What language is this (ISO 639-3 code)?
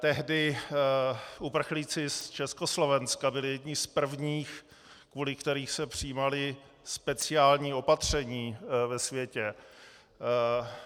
ces